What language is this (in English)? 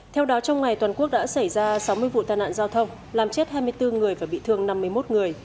Vietnamese